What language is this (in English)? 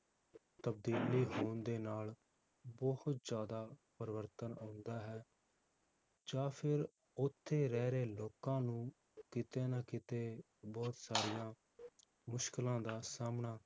Punjabi